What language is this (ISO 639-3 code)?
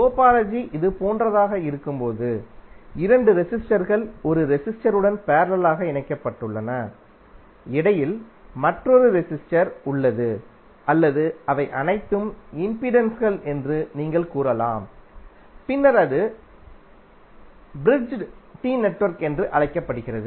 tam